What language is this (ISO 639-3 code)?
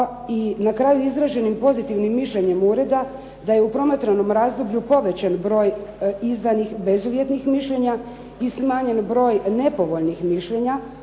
hrv